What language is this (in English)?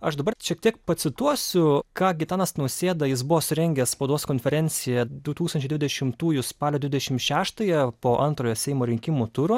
Lithuanian